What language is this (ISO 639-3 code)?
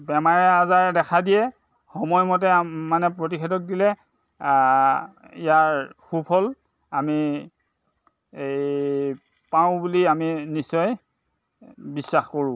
asm